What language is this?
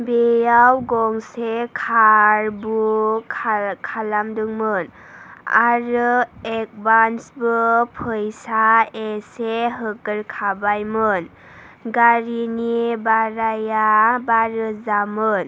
Bodo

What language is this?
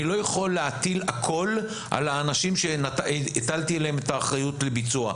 Hebrew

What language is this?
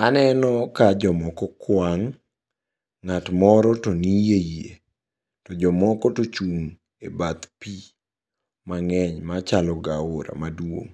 Luo (Kenya and Tanzania)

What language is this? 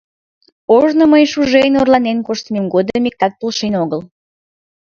Mari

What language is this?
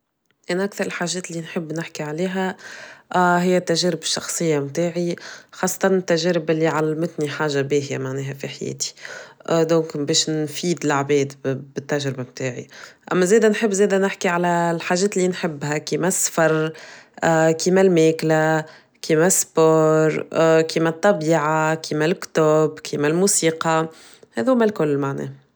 Tunisian Arabic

